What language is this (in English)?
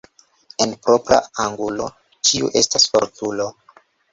Esperanto